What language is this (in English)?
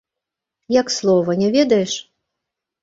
Belarusian